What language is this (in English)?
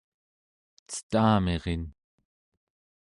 Central Yupik